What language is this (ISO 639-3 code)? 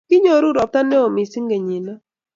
kln